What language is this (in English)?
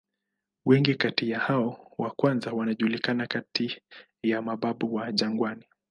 Swahili